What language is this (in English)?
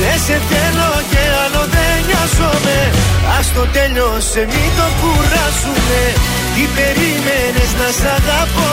Greek